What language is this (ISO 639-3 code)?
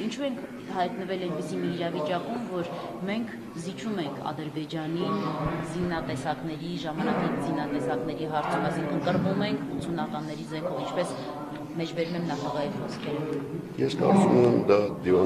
ron